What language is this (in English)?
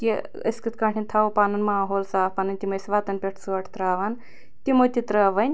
Kashmiri